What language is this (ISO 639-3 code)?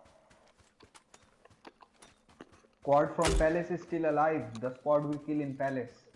jpn